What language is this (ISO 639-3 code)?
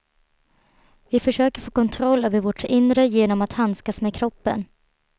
swe